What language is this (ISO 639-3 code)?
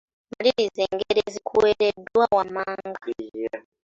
lug